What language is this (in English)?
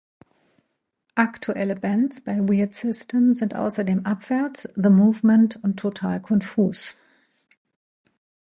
German